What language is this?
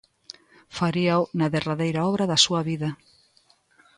Galician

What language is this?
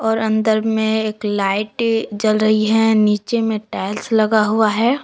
Hindi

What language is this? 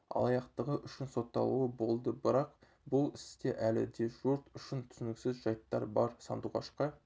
Kazakh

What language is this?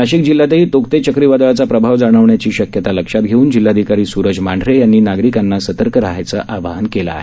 Marathi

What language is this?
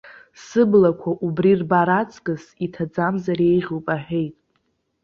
Abkhazian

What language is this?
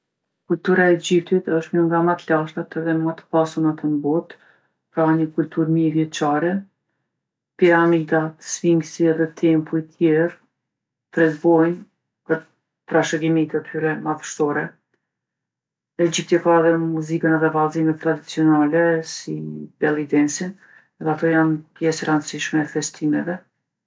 Gheg Albanian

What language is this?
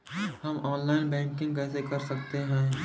Hindi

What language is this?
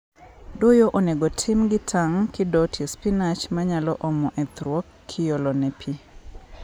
Luo (Kenya and Tanzania)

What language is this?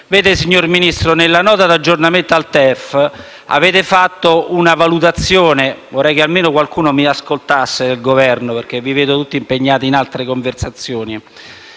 Italian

